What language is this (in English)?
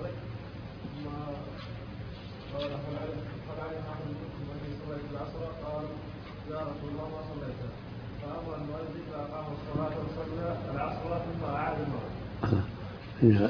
Arabic